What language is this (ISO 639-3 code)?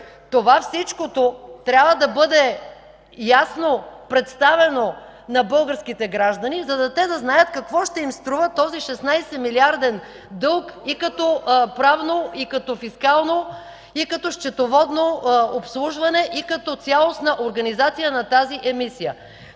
bul